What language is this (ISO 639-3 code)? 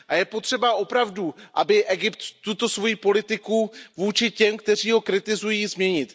ces